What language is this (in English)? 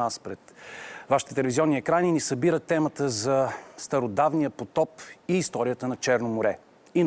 Bulgarian